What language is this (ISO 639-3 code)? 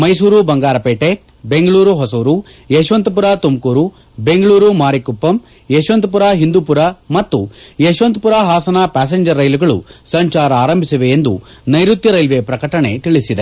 kan